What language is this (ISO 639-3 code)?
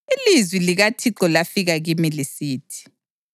nde